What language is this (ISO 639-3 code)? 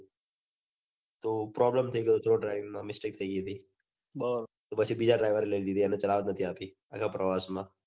guj